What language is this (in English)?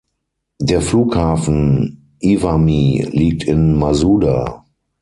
German